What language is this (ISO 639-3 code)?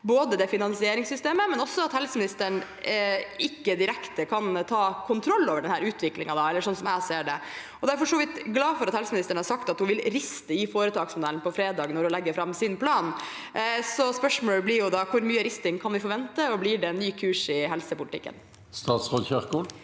nor